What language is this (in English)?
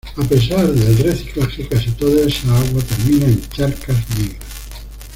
Spanish